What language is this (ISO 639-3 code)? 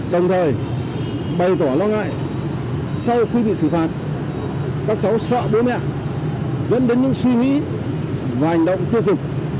vie